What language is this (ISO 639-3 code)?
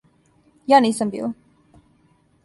srp